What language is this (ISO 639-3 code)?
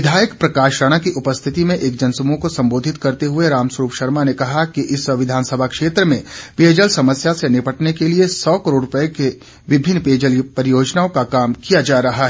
hin